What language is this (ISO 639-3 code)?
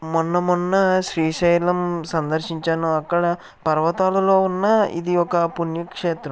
tel